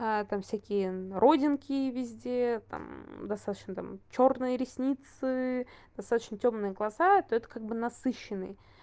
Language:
Russian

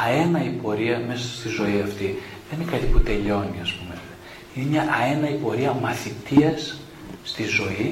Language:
Greek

